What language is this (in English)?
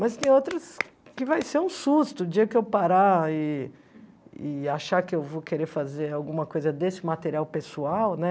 Portuguese